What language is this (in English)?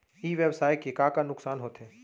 Chhattisgarhi